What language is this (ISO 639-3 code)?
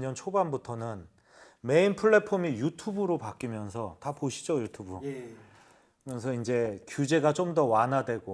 kor